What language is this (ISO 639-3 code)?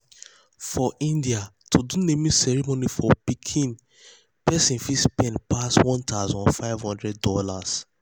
pcm